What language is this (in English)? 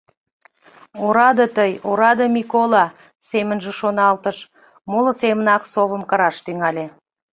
Mari